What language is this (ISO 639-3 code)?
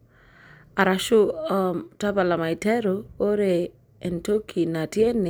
mas